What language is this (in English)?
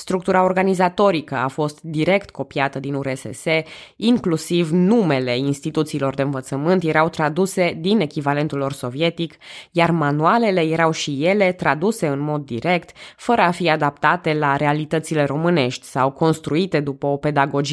Romanian